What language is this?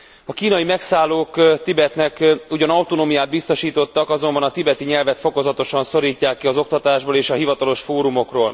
Hungarian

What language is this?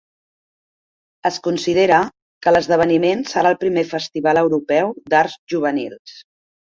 Catalan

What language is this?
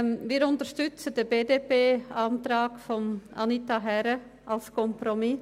Swiss German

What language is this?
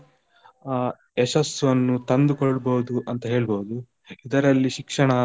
Kannada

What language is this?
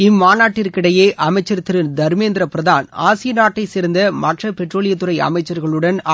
Tamil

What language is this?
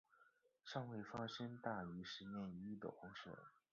Chinese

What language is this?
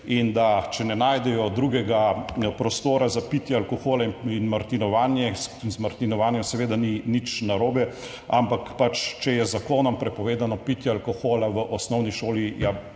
Slovenian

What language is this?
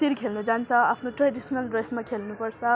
Nepali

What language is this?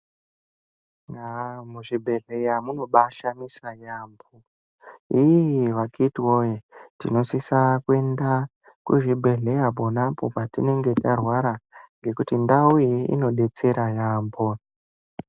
Ndau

